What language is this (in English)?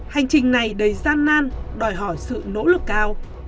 Vietnamese